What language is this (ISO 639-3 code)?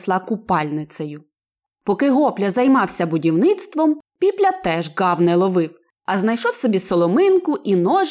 ukr